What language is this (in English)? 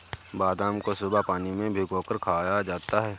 Hindi